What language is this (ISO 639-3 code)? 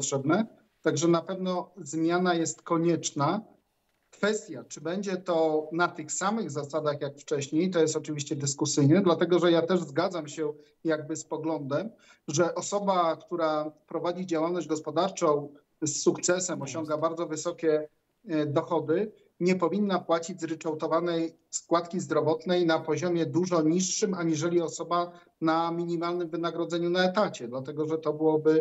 pol